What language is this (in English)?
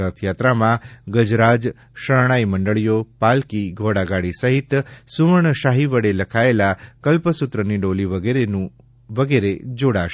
Gujarati